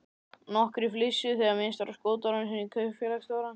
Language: Icelandic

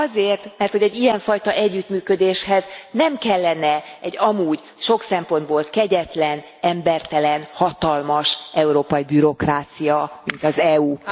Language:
Hungarian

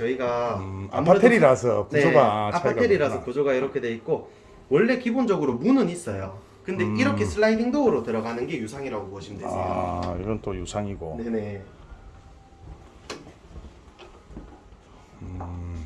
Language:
Korean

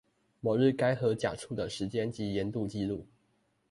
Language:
Chinese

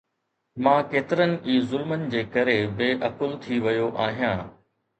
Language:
Sindhi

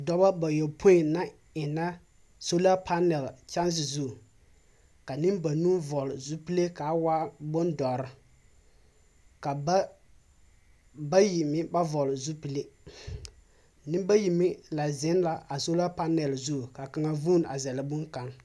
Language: Southern Dagaare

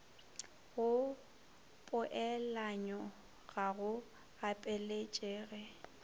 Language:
Northern Sotho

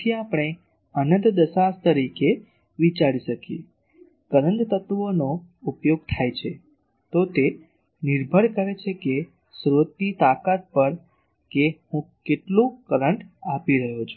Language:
Gujarati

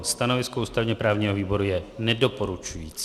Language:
Czech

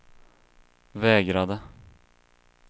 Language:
Swedish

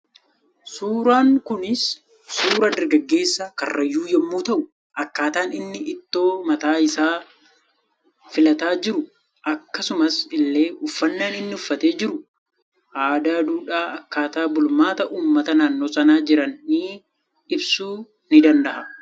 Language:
Oromo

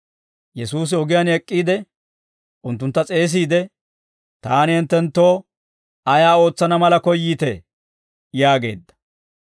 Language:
Dawro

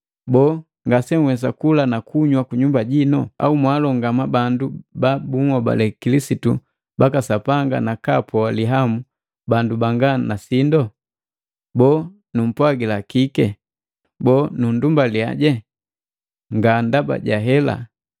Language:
Matengo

